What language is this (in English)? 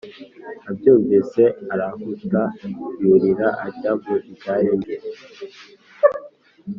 Kinyarwanda